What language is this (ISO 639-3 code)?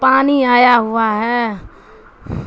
urd